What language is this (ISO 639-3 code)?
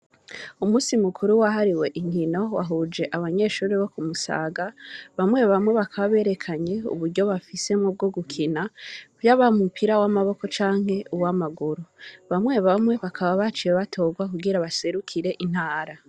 run